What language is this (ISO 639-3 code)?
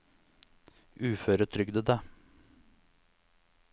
nor